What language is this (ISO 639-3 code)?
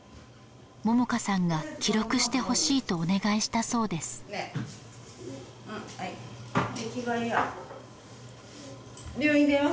jpn